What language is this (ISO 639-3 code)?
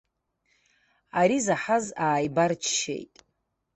abk